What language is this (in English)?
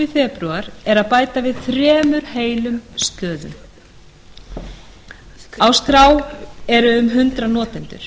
Icelandic